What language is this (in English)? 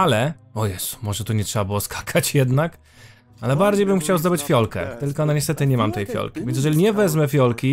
Polish